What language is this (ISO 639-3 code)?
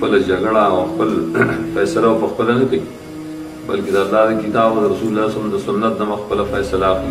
ron